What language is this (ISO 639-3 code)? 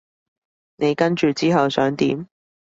yue